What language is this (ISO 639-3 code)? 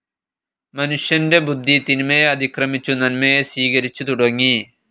mal